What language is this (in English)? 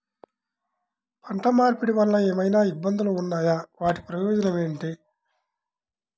Telugu